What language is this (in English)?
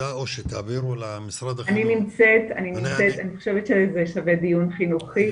Hebrew